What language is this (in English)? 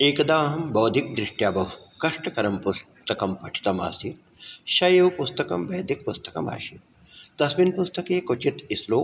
Sanskrit